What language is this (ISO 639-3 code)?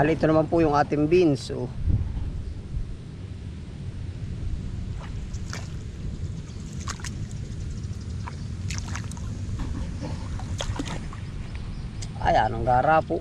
fil